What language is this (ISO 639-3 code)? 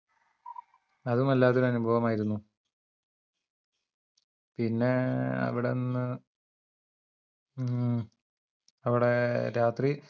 mal